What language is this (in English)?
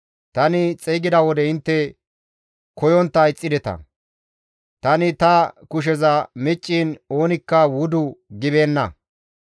Gamo